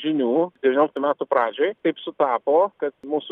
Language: Lithuanian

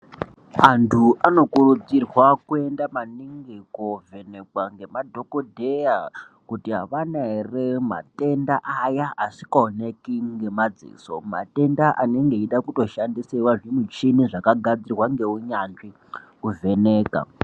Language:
Ndau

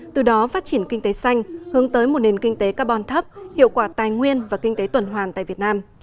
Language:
Vietnamese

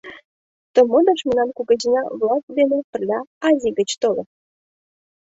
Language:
Mari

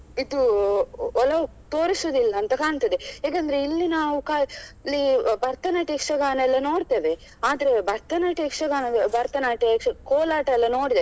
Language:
Kannada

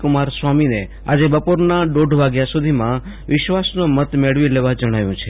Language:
Gujarati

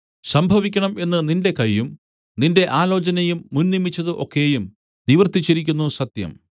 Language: Malayalam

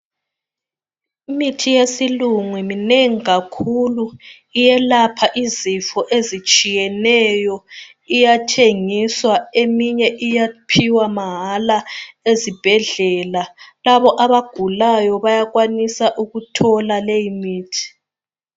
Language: North Ndebele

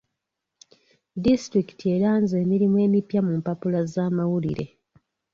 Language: Ganda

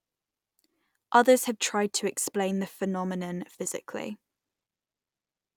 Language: English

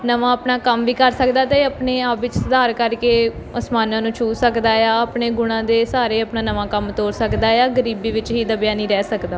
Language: Punjabi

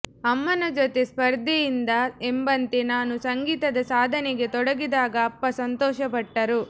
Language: Kannada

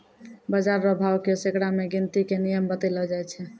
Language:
Maithili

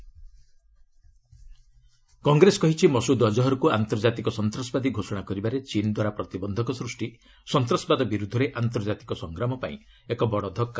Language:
Odia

